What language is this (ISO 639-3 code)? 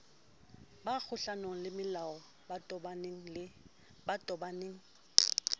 sot